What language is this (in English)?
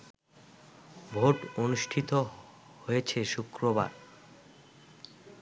Bangla